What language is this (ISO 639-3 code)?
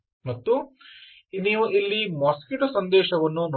kan